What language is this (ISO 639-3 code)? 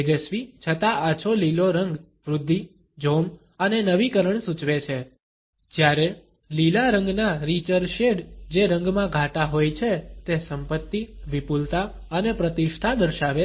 guj